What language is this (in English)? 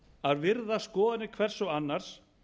Icelandic